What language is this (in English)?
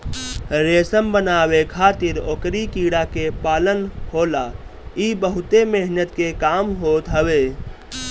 Bhojpuri